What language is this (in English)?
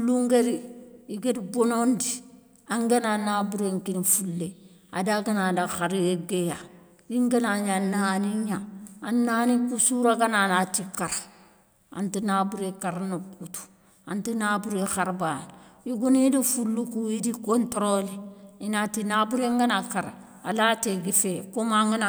Soninke